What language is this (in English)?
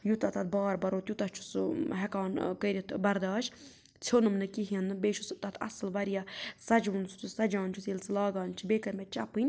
Kashmiri